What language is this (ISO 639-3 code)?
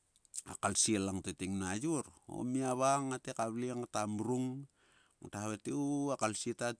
sua